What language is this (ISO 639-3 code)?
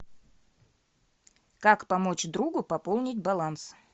rus